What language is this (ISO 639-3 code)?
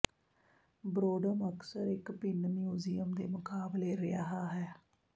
pan